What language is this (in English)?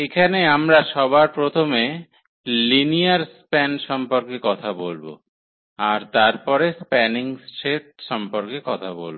Bangla